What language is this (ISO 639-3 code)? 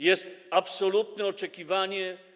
pol